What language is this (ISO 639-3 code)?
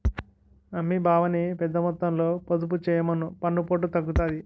tel